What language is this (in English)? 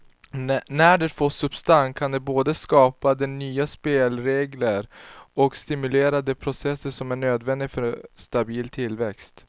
Swedish